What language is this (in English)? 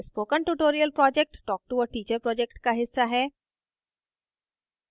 Hindi